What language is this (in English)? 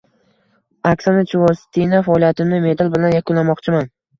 Uzbek